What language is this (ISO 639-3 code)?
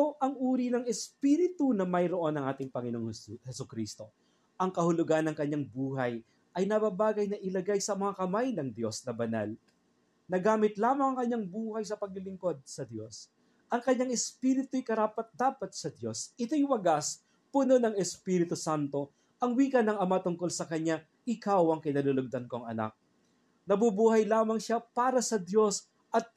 fil